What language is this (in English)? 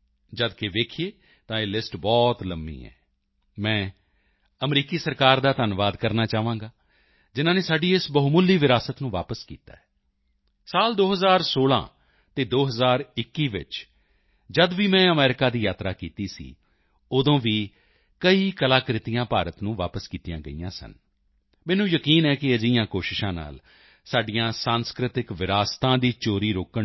Punjabi